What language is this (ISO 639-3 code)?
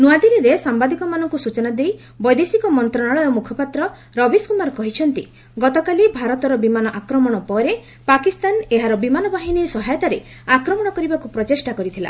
ori